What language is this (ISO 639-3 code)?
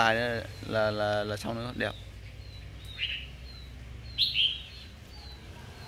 vie